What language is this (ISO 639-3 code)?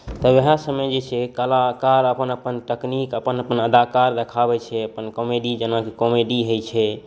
mai